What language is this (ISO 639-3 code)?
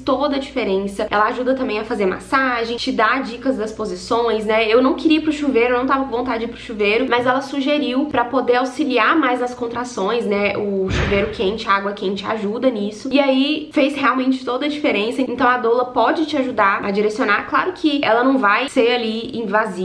por